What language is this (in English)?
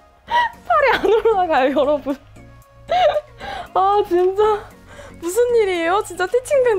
Korean